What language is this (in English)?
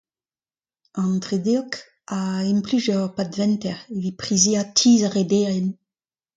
Breton